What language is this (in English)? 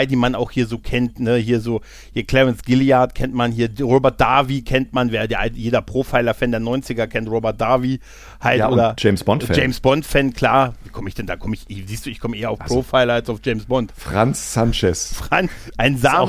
German